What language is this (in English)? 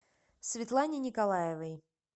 Russian